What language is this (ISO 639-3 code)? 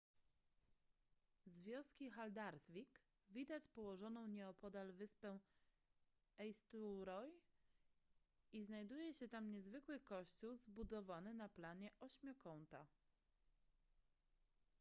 pol